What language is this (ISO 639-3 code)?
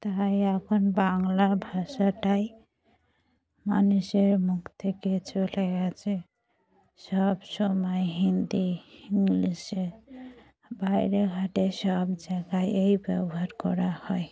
ben